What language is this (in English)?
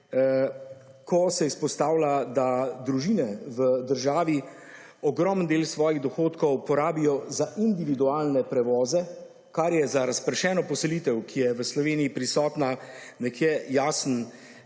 Slovenian